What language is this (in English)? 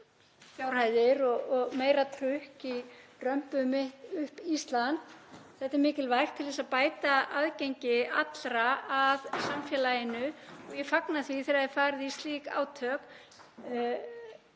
Icelandic